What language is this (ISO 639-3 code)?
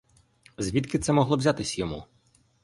ukr